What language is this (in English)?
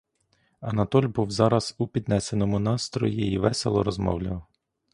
Ukrainian